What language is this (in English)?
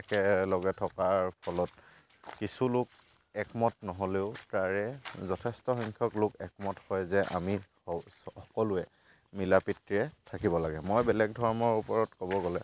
Assamese